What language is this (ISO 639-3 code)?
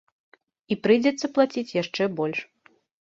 bel